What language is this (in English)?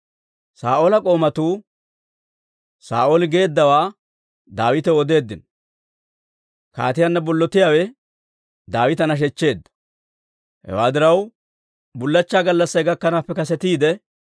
Dawro